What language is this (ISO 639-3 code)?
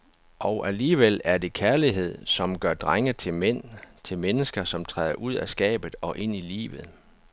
dan